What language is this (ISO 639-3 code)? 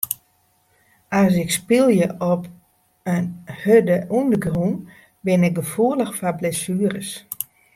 fry